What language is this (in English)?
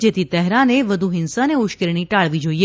Gujarati